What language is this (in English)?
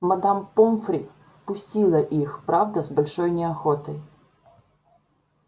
Russian